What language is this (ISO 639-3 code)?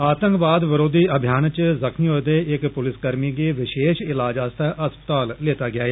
doi